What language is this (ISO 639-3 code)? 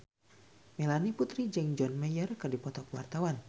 sun